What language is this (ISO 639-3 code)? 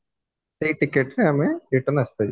ori